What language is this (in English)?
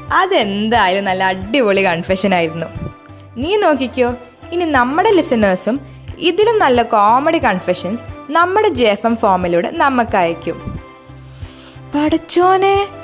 Malayalam